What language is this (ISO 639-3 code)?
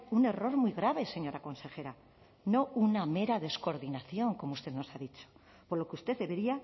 spa